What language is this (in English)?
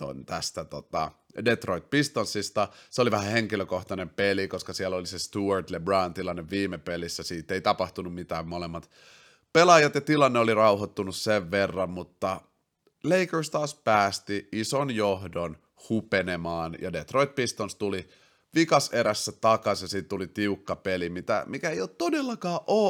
Finnish